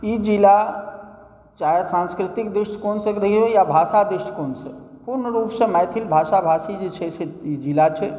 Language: Maithili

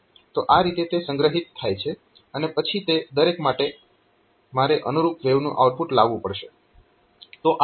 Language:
Gujarati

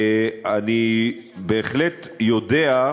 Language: Hebrew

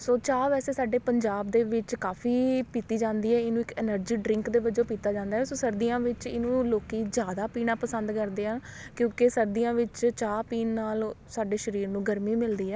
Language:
Punjabi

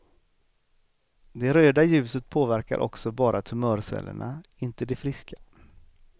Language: Swedish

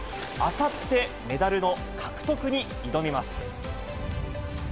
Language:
Japanese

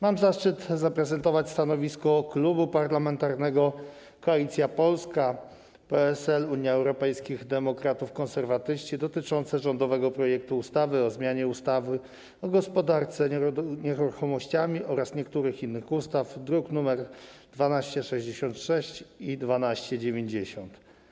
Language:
Polish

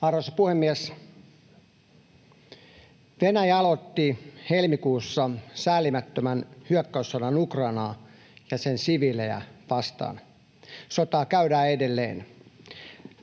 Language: Finnish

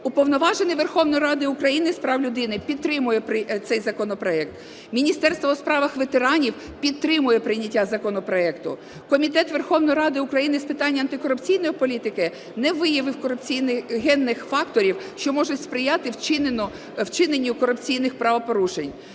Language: Ukrainian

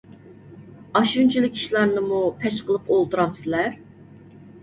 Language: Uyghur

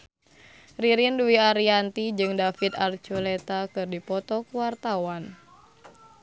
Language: Sundanese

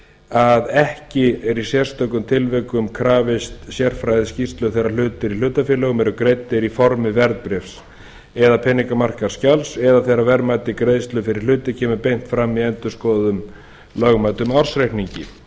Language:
Icelandic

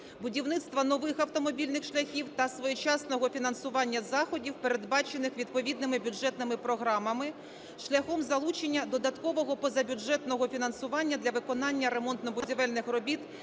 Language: Ukrainian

